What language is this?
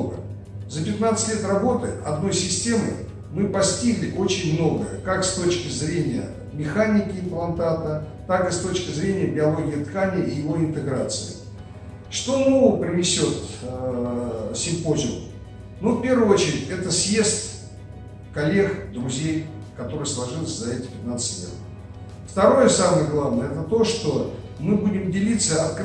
Russian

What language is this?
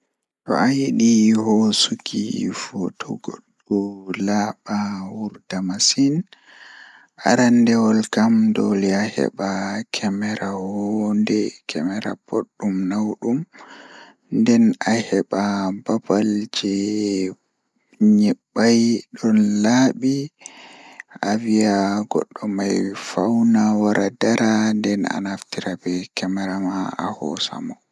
Fula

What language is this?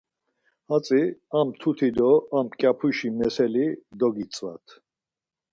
Laz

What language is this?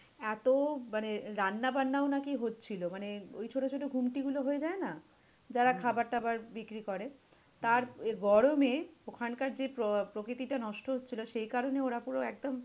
Bangla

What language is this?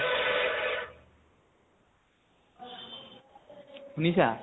Assamese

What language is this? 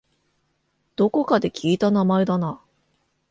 Japanese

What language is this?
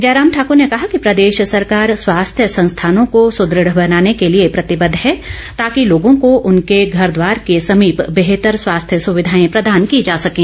Hindi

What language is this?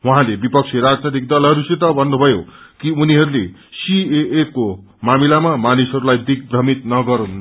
Nepali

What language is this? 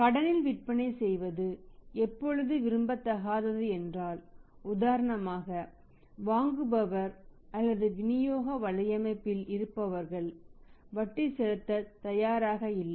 Tamil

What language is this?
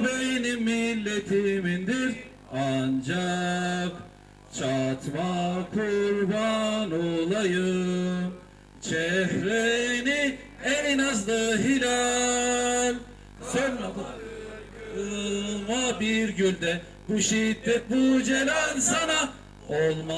Turkish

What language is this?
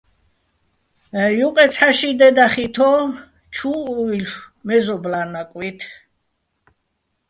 Bats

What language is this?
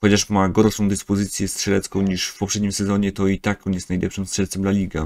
Polish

